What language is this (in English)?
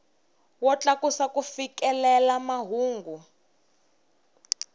Tsonga